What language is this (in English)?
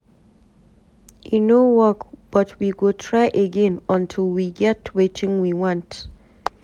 Nigerian Pidgin